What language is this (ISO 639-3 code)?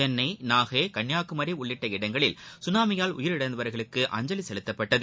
tam